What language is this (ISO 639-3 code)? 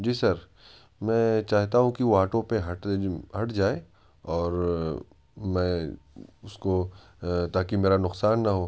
urd